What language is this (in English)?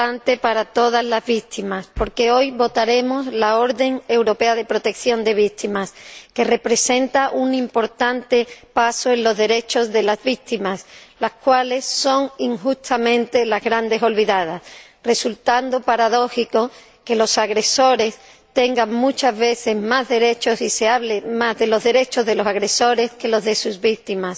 Spanish